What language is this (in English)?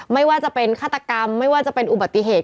Thai